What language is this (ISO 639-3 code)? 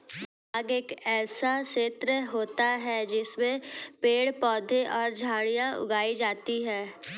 hin